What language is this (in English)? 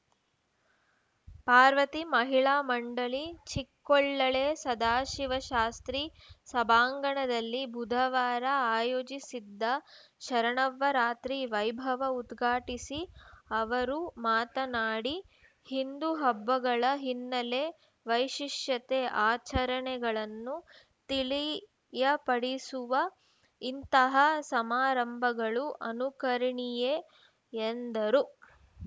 Kannada